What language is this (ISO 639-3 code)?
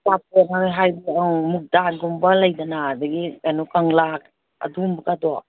mni